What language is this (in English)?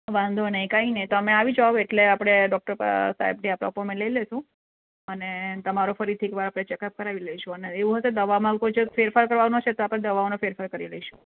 Gujarati